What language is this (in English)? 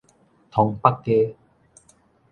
Min Nan Chinese